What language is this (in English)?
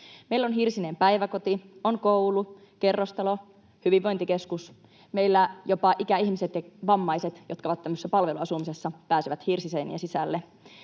Finnish